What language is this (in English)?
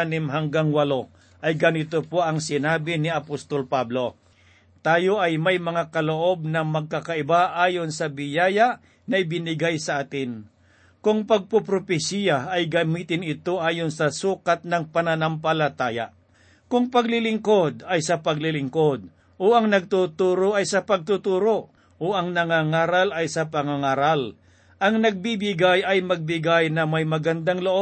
Filipino